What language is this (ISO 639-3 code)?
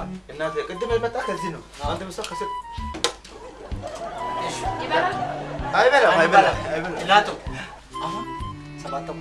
amh